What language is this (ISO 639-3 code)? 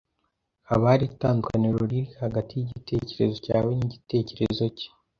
kin